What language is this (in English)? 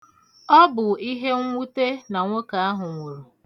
Igbo